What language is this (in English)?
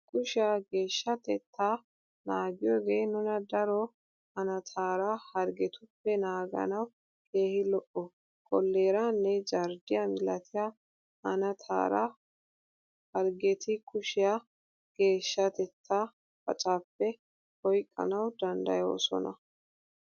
Wolaytta